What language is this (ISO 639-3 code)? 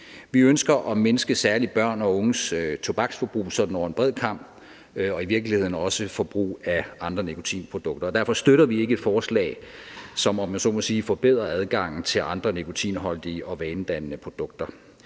dan